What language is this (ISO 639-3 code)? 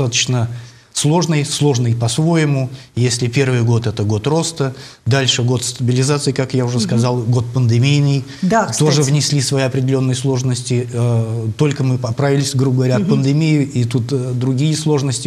rus